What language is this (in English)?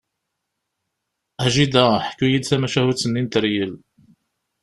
Kabyle